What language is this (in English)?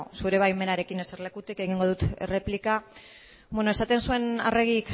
Basque